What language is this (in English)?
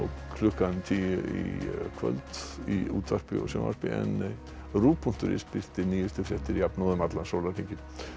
Icelandic